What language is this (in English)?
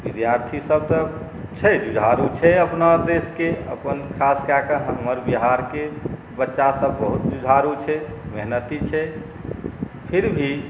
Maithili